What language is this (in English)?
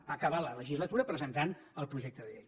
Catalan